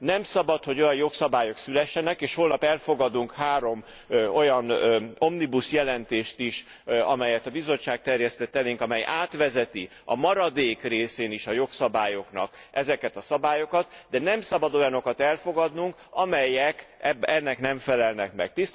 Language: Hungarian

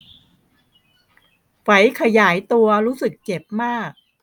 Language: Thai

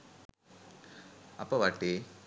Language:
Sinhala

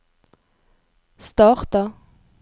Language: Norwegian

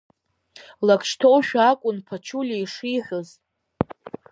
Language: Abkhazian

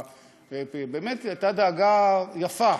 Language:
Hebrew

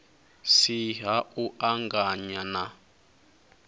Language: Venda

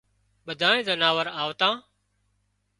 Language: Wadiyara Koli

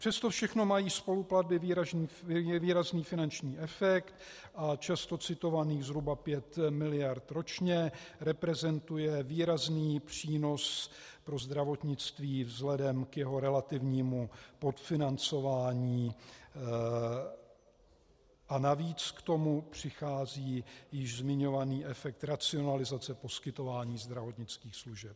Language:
Czech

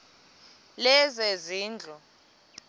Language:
Xhosa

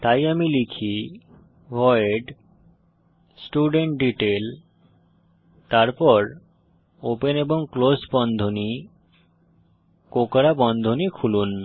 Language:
Bangla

